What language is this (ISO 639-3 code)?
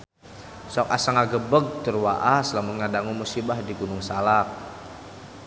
sun